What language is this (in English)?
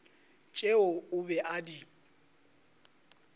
Northern Sotho